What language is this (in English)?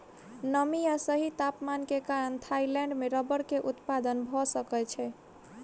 Maithili